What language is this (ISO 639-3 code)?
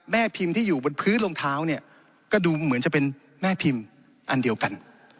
tha